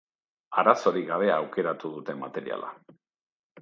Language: Basque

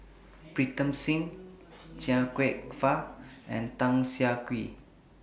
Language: English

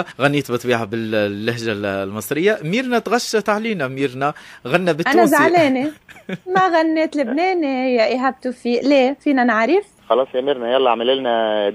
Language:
Arabic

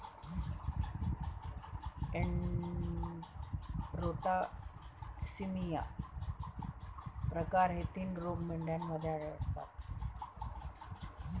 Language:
Marathi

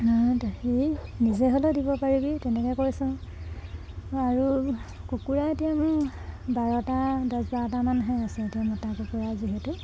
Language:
Assamese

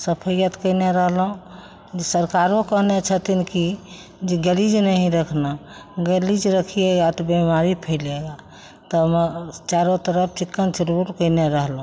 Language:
Maithili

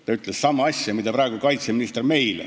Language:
Estonian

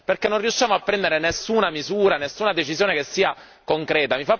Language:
Italian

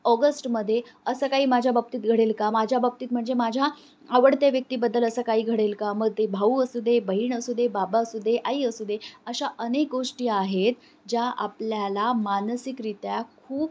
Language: Marathi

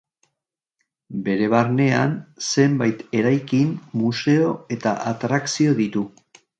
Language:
Basque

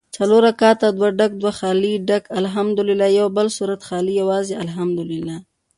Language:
Pashto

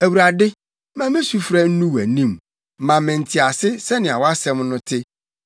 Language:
Akan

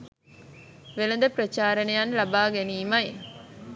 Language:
Sinhala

